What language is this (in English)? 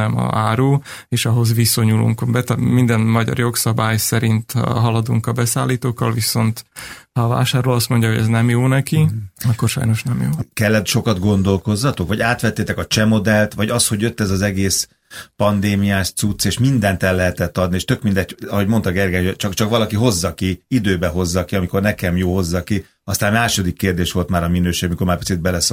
Hungarian